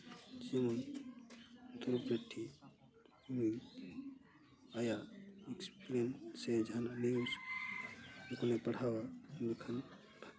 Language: Santali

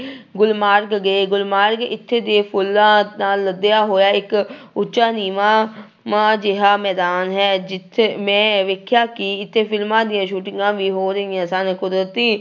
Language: Punjabi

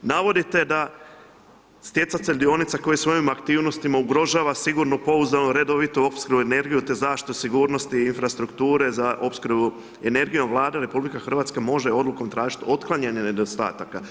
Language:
Croatian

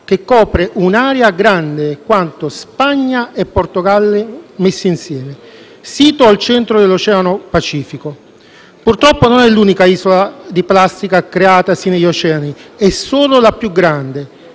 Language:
Italian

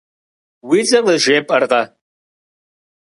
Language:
Kabardian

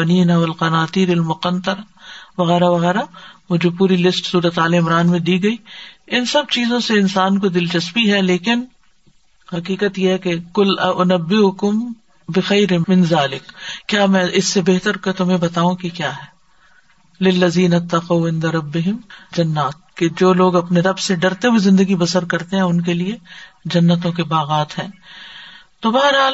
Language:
Urdu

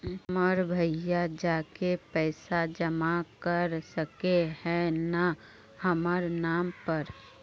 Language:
Magahi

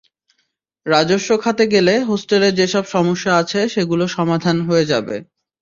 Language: Bangla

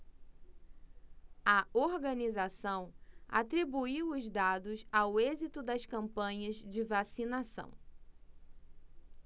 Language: Portuguese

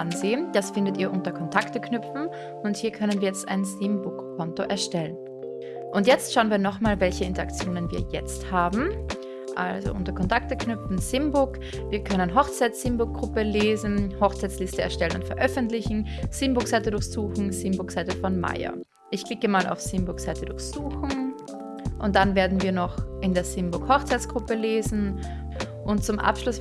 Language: German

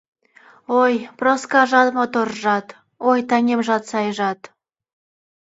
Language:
Mari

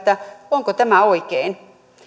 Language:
Finnish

